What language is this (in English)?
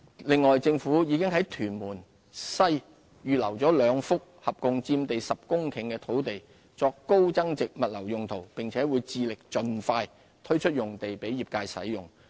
Cantonese